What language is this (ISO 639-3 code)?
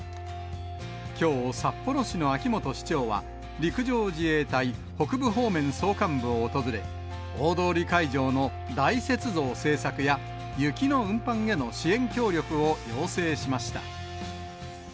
jpn